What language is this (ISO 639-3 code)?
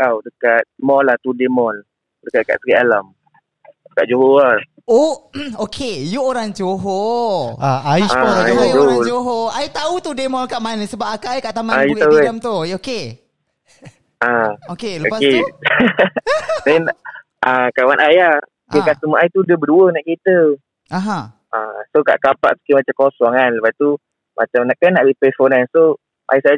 msa